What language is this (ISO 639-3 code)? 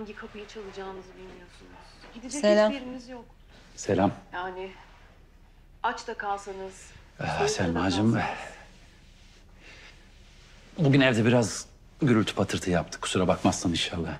tur